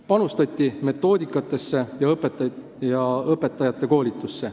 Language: Estonian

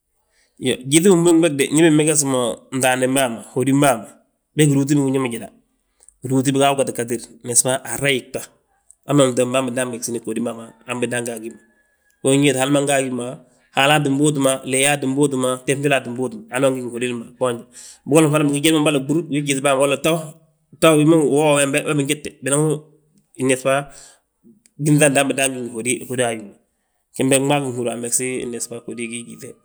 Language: Balanta-Ganja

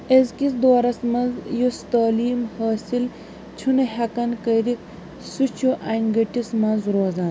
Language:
Kashmiri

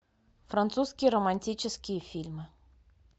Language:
Russian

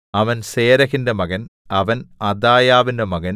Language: Malayalam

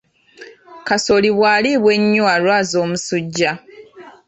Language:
Ganda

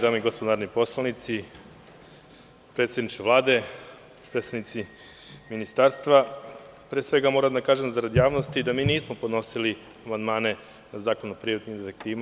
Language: Serbian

